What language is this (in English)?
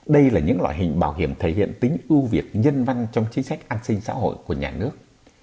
Vietnamese